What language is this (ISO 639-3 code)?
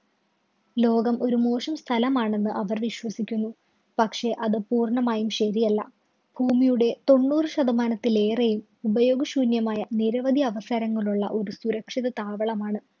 mal